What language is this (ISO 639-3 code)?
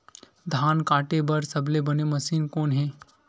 hne